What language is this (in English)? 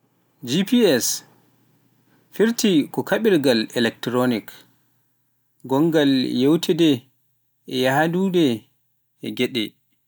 Pular